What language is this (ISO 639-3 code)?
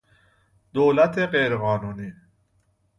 fas